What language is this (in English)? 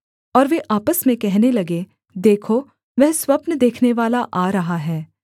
Hindi